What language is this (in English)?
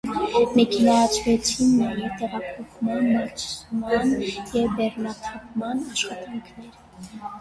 Armenian